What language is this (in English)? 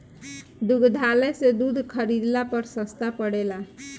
Bhojpuri